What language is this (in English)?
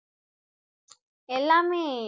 Tamil